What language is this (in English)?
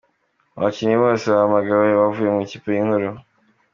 Kinyarwanda